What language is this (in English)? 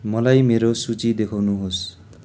Nepali